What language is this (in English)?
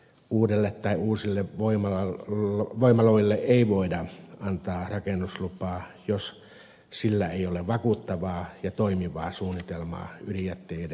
Finnish